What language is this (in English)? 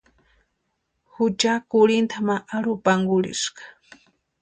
Western Highland Purepecha